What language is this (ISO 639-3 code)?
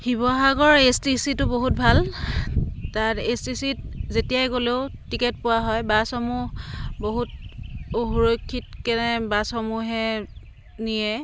asm